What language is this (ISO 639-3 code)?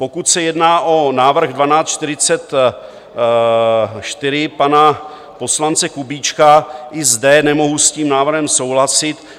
ces